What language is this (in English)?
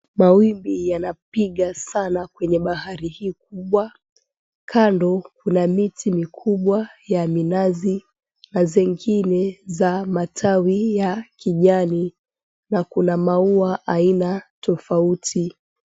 Swahili